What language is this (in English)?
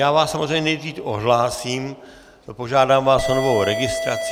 Czech